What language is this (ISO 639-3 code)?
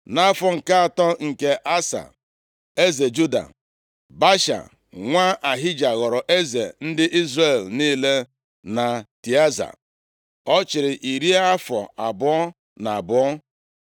ibo